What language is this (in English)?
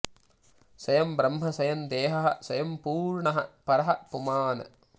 Sanskrit